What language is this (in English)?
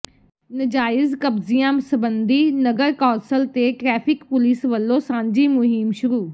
Punjabi